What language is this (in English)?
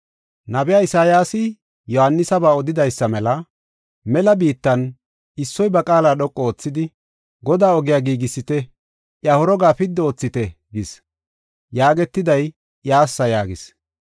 Gofa